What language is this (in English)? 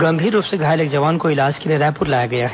Hindi